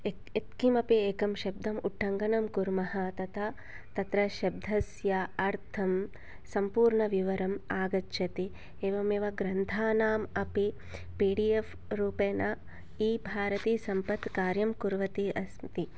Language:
Sanskrit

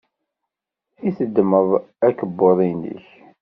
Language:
Kabyle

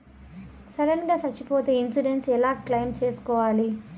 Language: Telugu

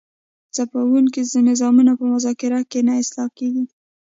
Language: Pashto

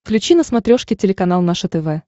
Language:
Russian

